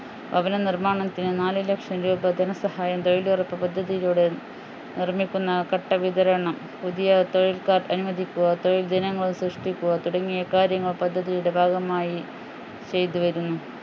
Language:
Malayalam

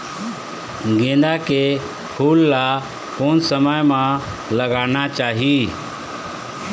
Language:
Chhattisgarhi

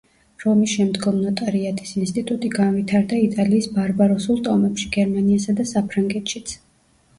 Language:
Georgian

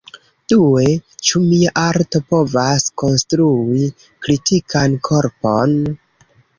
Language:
Esperanto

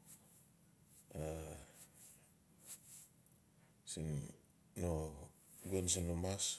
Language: Notsi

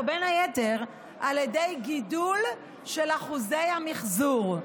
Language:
Hebrew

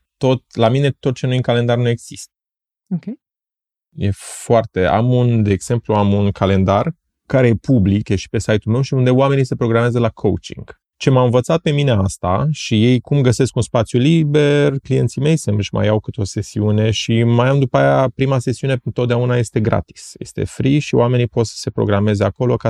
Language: Romanian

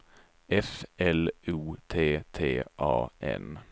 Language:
Swedish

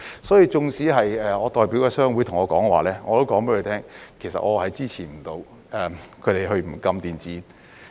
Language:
Cantonese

